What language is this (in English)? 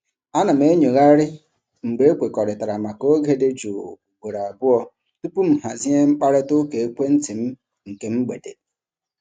Igbo